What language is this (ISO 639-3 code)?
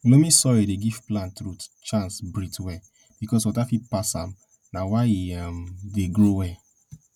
pcm